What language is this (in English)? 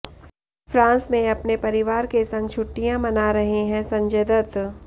Hindi